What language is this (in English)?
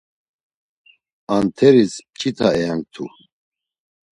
Laz